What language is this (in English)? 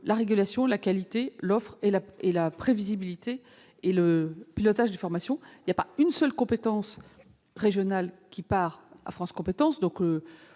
French